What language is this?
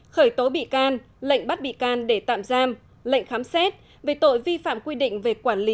Vietnamese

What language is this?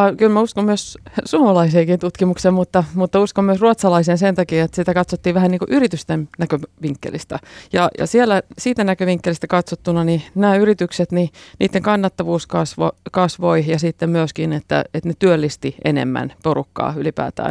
Finnish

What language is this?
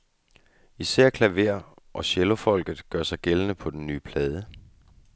Danish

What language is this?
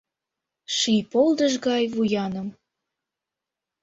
Mari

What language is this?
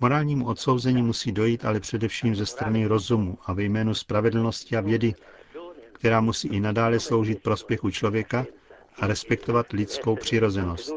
Czech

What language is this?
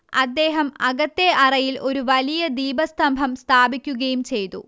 Malayalam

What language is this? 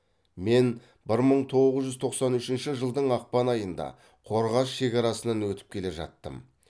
Kazakh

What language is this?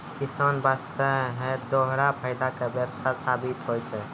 Maithili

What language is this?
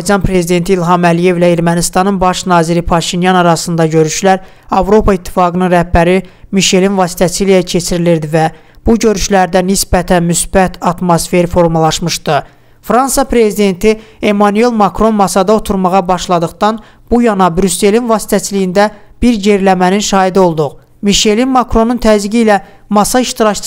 Turkish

